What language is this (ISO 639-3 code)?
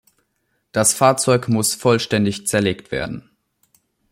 deu